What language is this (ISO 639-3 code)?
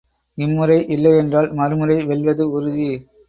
tam